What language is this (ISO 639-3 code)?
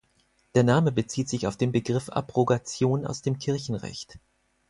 deu